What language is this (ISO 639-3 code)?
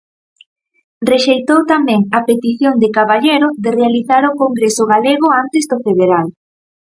glg